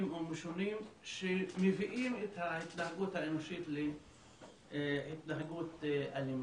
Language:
Hebrew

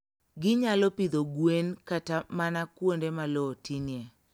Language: Luo (Kenya and Tanzania)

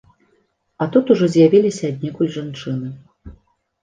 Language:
Belarusian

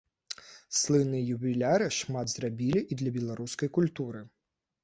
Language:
Belarusian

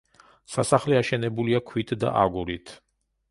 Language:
Georgian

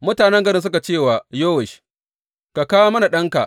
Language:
Hausa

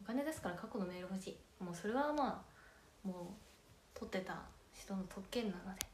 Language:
Japanese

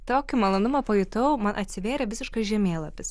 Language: Lithuanian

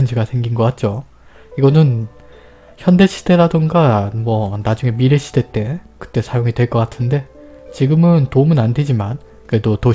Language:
Korean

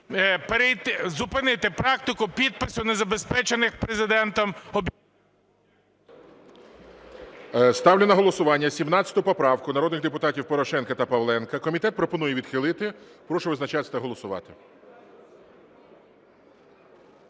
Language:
Ukrainian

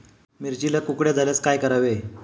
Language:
Marathi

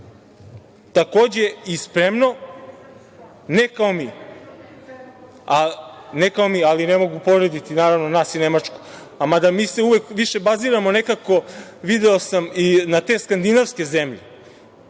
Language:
Serbian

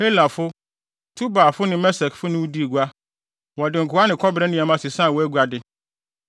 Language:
Akan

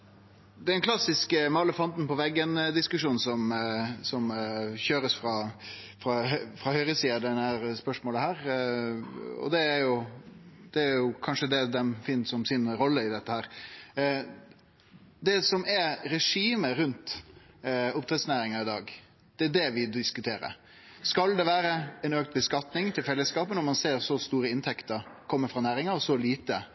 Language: Norwegian Nynorsk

